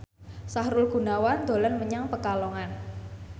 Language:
Javanese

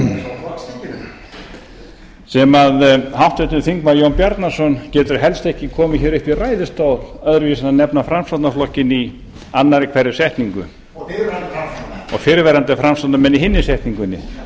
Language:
Icelandic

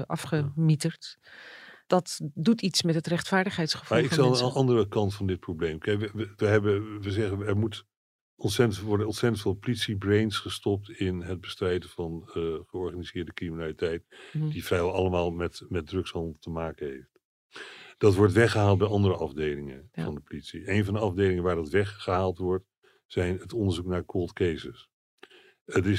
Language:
Dutch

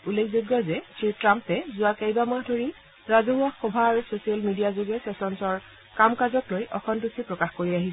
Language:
Assamese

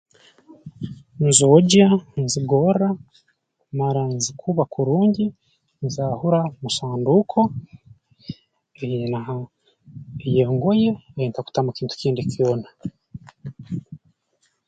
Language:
Tooro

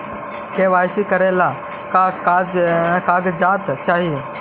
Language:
Magahi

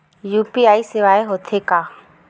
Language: Chhattisgarhi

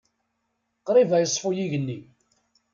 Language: Kabyle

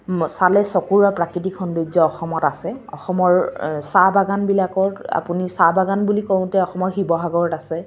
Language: Assamese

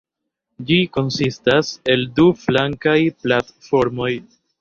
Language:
Esperanto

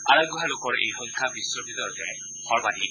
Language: Assamese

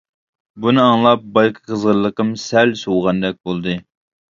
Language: Uyghur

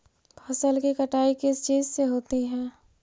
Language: Magahi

